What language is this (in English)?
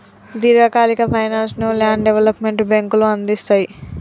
Telugu